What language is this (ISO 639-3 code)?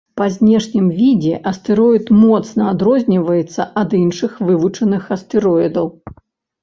bel